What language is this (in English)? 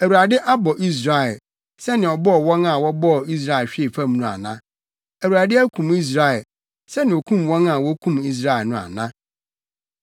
Akan